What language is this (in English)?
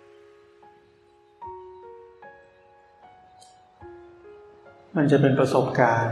Thai